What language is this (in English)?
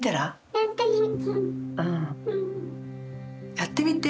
Japanese